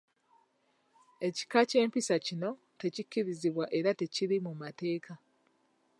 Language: Ganda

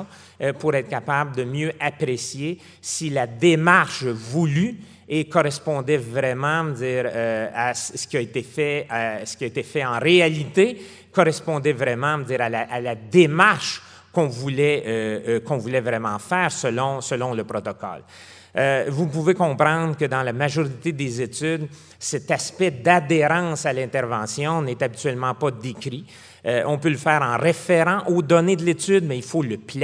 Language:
French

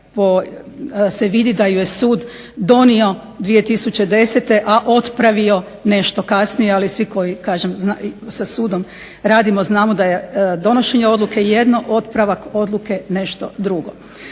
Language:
Croatian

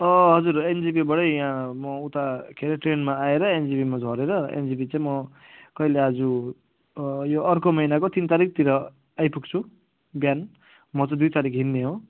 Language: Nepali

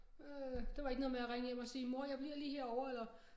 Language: Danish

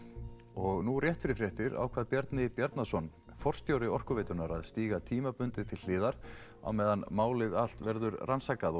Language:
Icelandic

